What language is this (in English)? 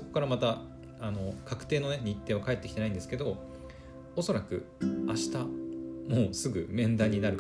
Japanese